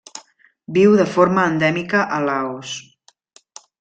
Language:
Catalan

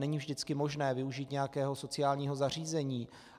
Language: Czech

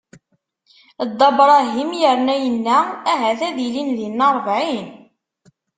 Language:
Kabyle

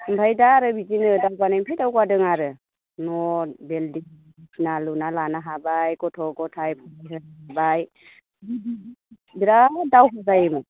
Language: Bodo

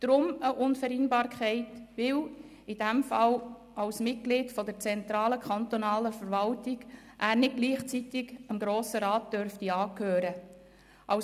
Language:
Swiss German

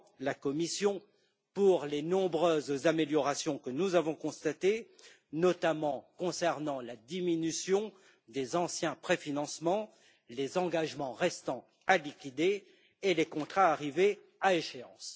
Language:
French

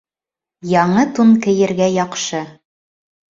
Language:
Bashkir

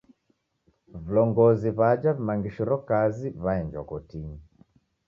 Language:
Taita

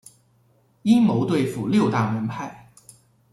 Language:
Chinese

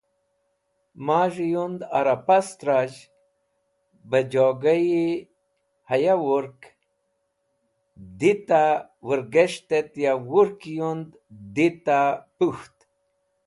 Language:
Wakhi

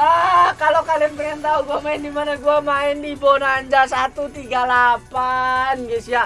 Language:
Indonesian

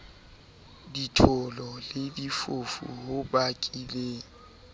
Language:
Southern Sotho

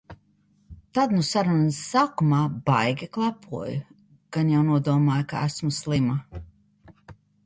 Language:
Latvian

